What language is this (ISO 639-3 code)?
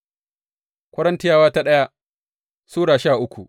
hau